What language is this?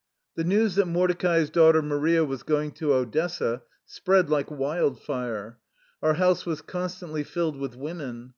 English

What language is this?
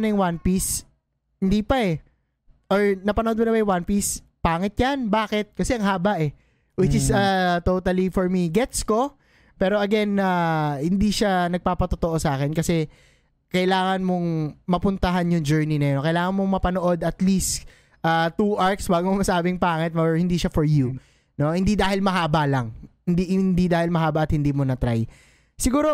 Filipino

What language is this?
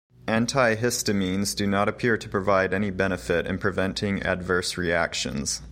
English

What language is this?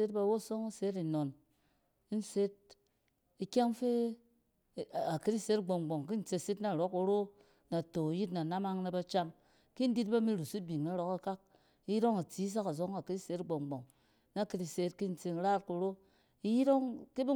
Cen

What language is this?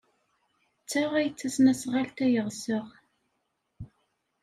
Kabyle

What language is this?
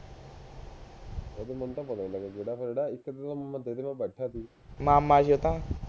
Punjabi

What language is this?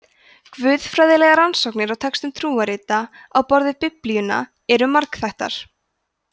Icelandic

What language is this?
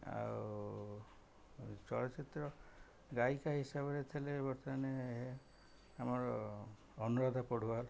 Odia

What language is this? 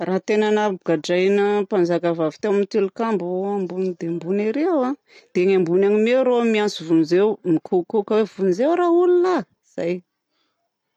Southern Betsimisaraka Malagasy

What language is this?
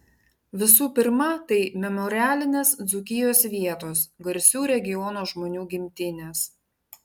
Lithuanian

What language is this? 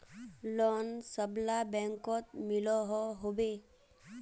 Magahi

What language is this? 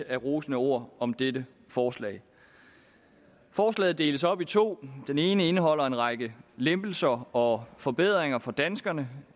Danish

